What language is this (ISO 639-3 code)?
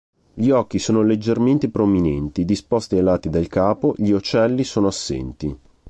ita